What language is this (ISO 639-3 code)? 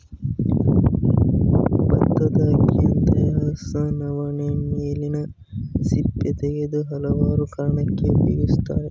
kan